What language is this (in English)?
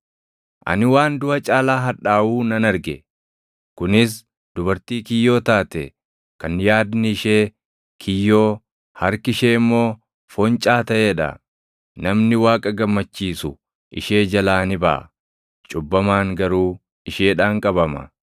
Oromo